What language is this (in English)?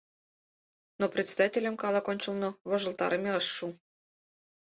Mari